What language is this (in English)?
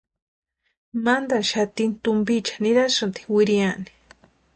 Western Highland Purepecha